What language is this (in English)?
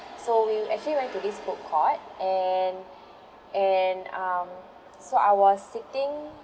English